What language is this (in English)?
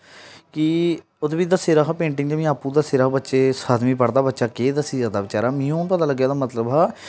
Dogri